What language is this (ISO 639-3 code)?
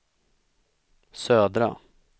swe